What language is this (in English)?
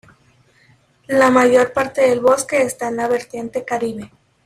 Spanish